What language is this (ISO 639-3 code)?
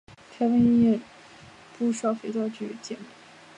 zho